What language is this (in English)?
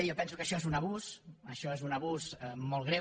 Catalan